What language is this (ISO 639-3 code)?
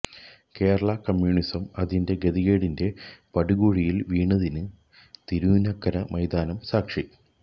mal